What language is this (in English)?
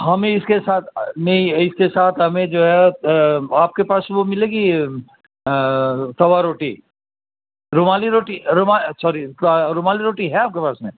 Urdu